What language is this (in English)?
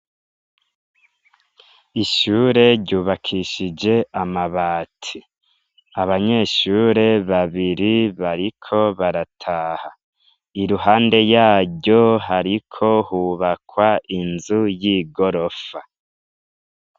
Rundi